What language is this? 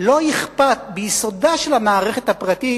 Hebrew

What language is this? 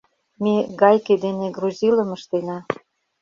Mari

